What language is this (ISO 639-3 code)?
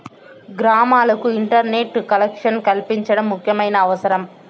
tel